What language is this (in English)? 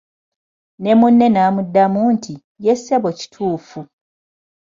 Ganda